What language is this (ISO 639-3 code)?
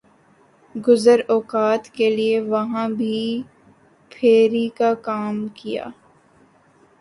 urd